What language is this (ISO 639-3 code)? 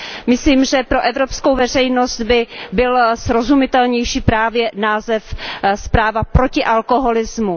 ces